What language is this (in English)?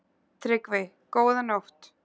Icelandic